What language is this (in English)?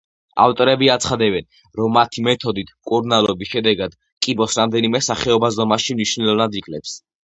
Georgian